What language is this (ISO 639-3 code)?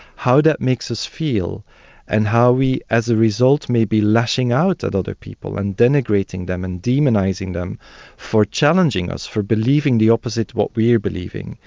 eng